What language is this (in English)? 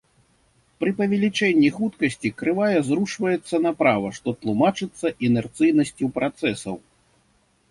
Belarusian